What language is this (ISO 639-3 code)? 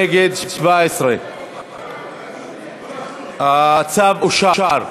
heb